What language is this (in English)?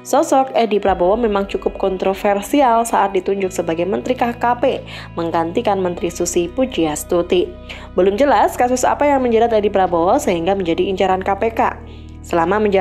Indonesian